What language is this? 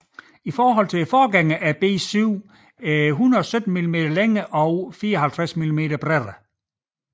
Danish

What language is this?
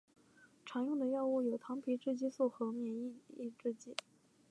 Chinese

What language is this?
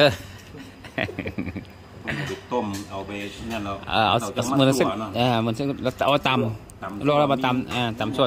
Thai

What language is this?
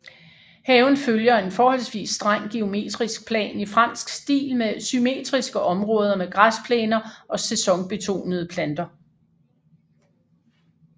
Danish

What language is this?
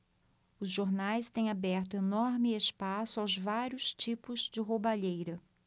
Portuguese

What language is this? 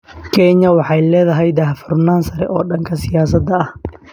Somali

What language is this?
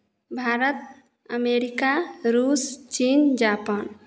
Hindi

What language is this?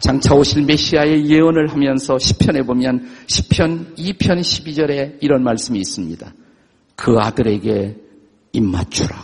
Korean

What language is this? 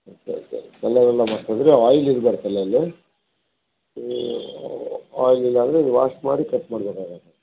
Kannada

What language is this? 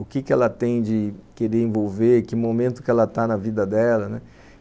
Portuguese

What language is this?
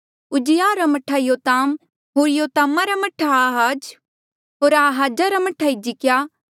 Mandeali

